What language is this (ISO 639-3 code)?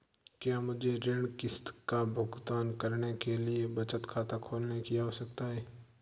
hin